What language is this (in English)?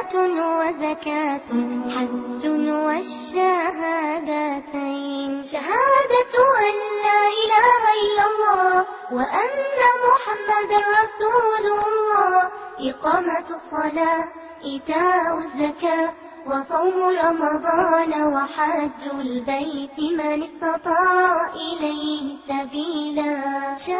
Urdu